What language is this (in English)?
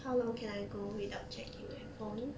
English